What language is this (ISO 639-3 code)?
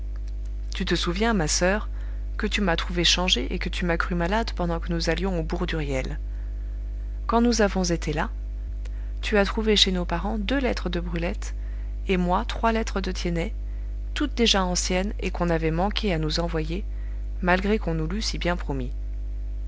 fra